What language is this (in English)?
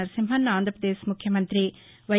Telugu